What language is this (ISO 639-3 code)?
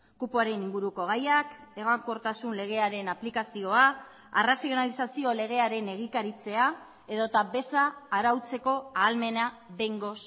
eus